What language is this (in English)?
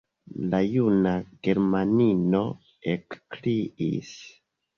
Esperanto